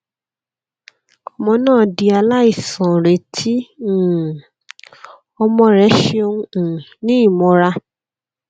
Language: Yoruba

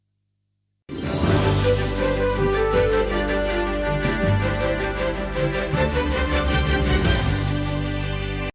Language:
Ukrainian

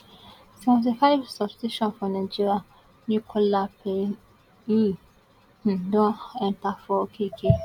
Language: Nigerian Pidgin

